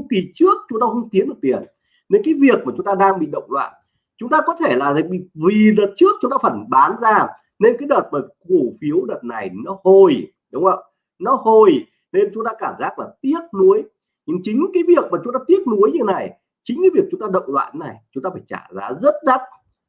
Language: Vietnamese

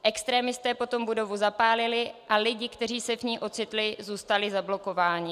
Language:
Czech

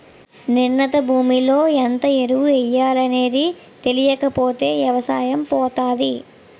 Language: Telugu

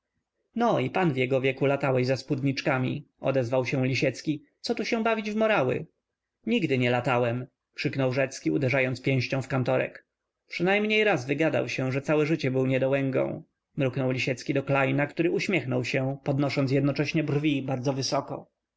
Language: Polish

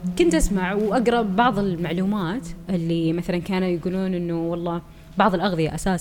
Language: Arabic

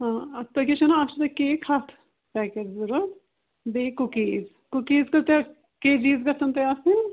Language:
Kashmiri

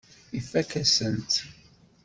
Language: Kabyle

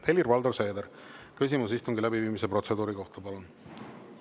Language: Estonian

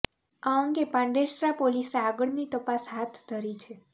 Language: Gujarati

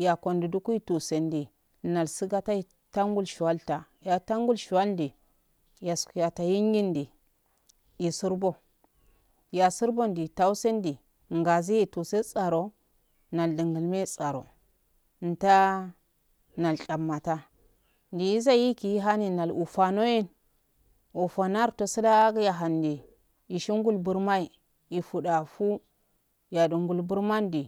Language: Afade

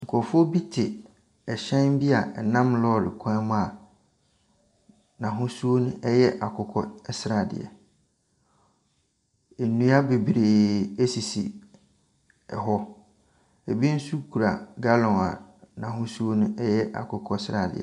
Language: Akan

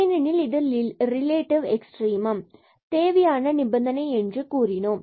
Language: Tamil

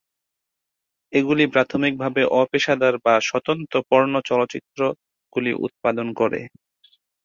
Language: Bangla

